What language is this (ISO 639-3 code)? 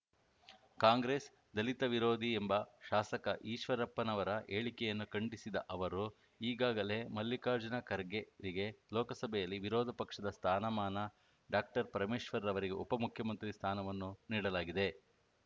kan